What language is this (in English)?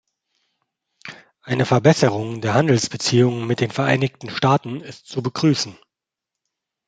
German